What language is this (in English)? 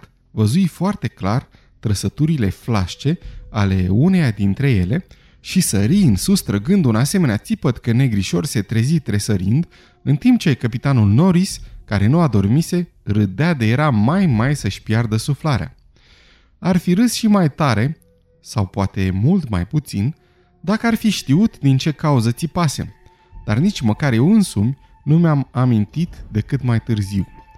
Romanian